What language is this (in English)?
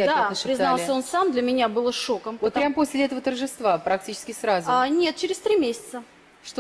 Russian